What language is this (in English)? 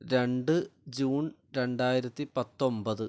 Malayalam